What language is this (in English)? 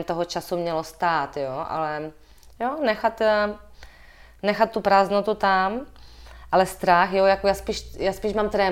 Czech